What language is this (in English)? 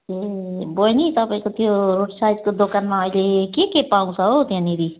Nepali